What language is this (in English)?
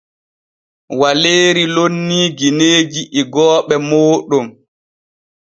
Borgu Fulfulde